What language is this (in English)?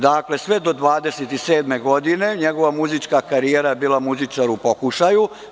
Serbian